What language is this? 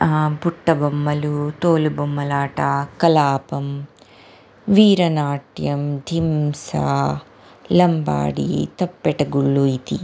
Sanskrit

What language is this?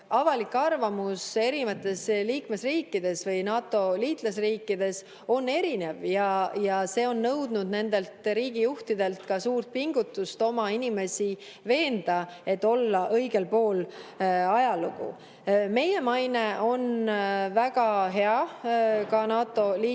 Estonian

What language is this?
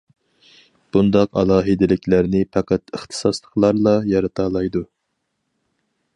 Uyghur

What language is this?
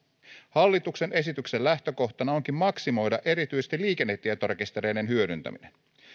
Finnish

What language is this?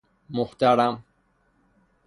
Persian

